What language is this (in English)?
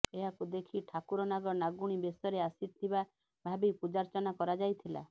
Odia